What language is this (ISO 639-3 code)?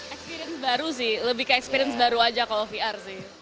ind